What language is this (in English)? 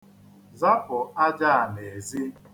Igbo